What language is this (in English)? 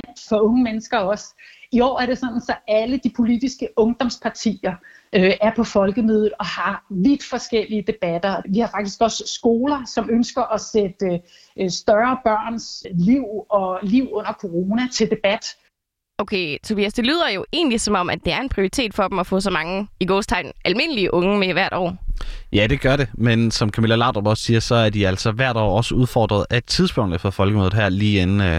Danish